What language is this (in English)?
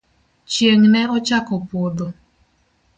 Luo (Kenya and Tanzania)